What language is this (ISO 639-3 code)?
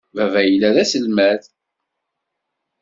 kab